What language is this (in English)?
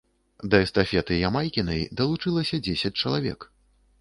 Belarusian